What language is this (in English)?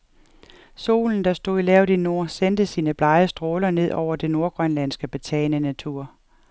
Danish